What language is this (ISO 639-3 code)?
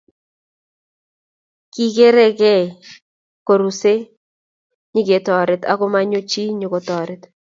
kln